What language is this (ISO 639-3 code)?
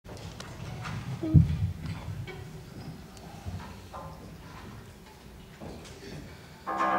slk